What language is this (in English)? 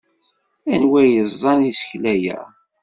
Kabyle